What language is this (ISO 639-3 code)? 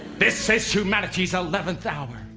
eng